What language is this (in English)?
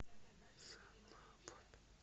Russian